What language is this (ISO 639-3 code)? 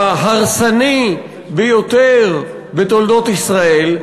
heb